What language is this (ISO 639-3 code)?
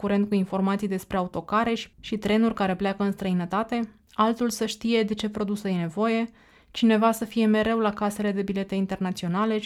ron